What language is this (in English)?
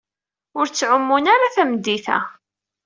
Kabyle